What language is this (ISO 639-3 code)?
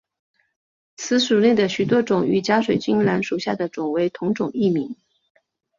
zho